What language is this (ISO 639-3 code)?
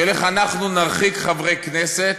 heb